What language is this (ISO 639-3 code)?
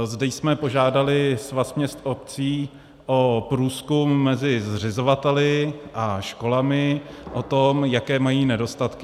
ces